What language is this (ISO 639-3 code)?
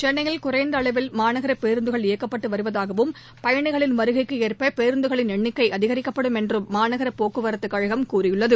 tam